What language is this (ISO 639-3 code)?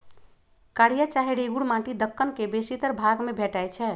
mag